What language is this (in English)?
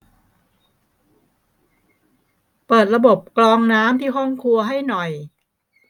Thai